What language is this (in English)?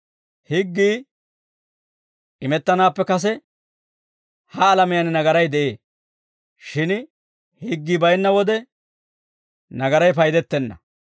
Dawro